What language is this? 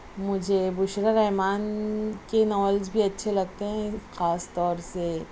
Urdu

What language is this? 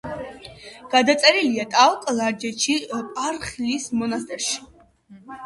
Georgian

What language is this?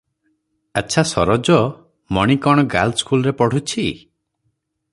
Odia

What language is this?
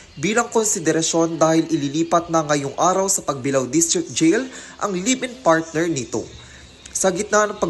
Filipino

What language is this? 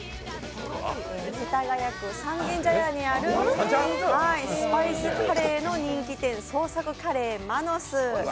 Japanese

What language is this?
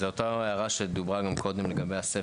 Hebrew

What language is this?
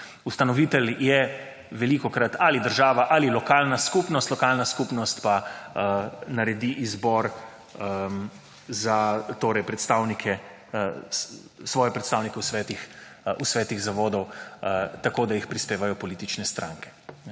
Slovenian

